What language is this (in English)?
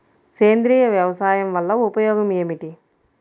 Telugu